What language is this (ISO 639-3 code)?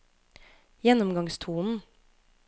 nor